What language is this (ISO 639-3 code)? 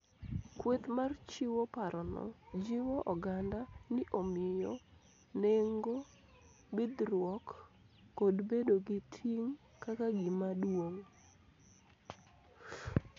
luo